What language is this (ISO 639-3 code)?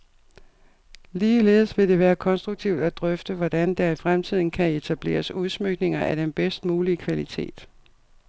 dan